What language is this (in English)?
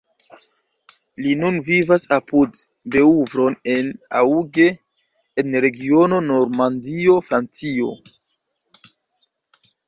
Esperanto